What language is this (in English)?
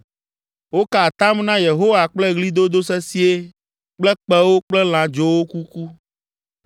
Ewe